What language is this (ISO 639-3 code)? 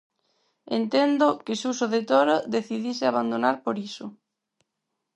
glg